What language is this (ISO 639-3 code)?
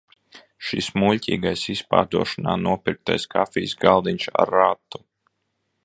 lav